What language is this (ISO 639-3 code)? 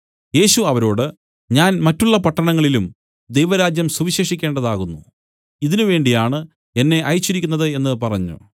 mal